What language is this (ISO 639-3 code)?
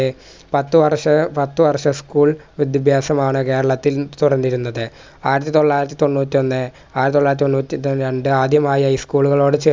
mal